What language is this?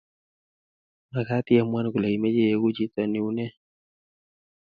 Kalenjin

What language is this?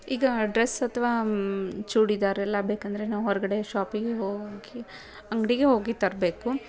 Kannada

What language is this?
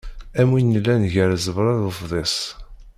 Kabyle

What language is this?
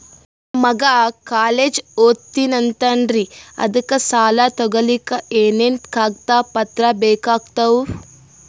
Kannada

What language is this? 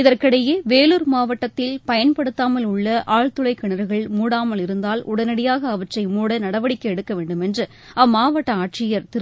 Tamil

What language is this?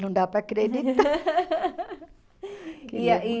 Portuguese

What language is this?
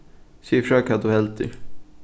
Faroese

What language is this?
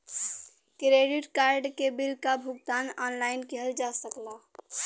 Bhojpuri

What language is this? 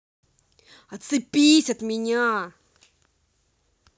Russian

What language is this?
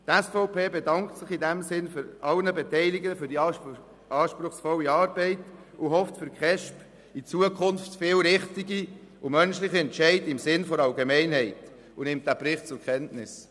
Swiss German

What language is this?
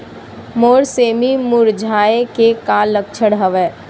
Chhattisgarhi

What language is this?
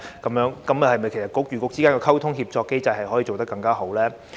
Cantonese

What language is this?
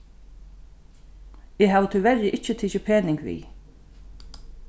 Faroese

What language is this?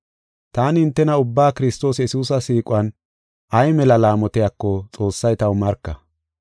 Gofa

